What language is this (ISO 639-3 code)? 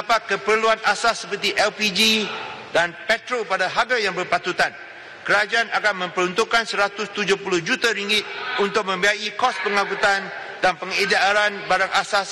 msa